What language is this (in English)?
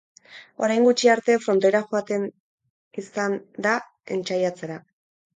Basque